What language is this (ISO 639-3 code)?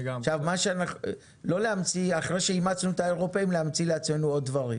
heb